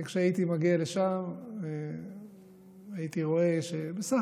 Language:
Hebrew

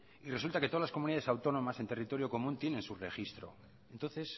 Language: Spanish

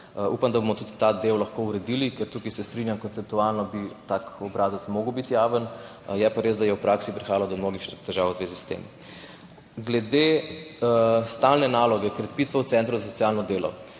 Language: Slovenian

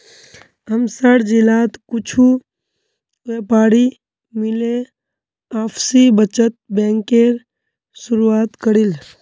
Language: Magahi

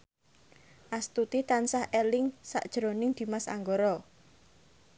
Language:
Javanese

